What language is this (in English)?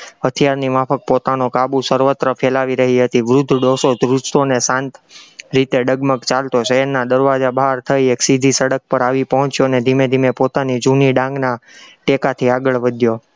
Gujarati